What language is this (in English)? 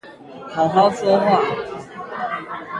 Chinese